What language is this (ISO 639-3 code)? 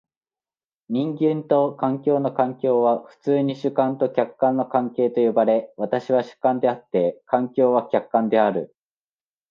jpn